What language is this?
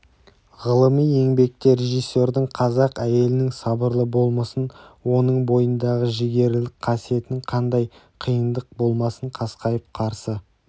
Kazakh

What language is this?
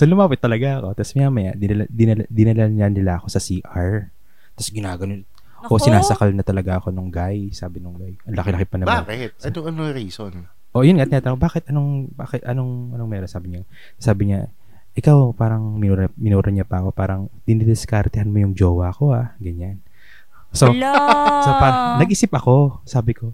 Filipino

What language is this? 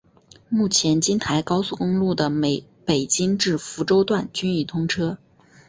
Chinese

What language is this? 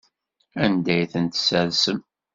Kabyle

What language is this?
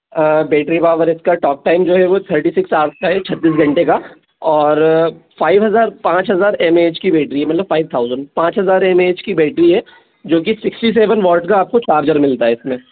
Hindi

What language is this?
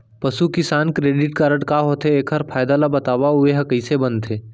Chhattisgarhi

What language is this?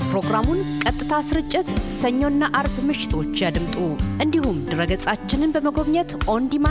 Amharic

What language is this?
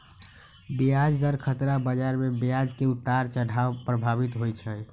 Magahi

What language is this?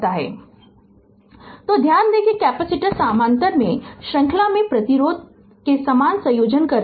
Hindi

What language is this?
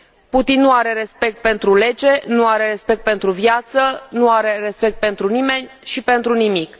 Romanian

